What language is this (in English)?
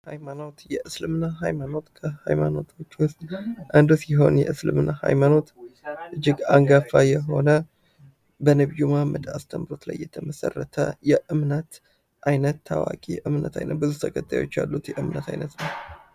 Amharic